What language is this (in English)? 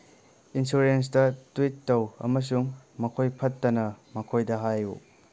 Manipuri